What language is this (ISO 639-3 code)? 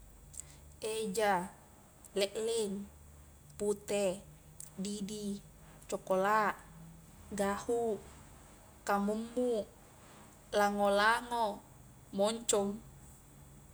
kjk